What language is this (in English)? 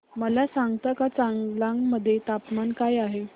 Marathi